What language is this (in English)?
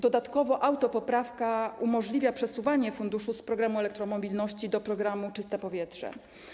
Polish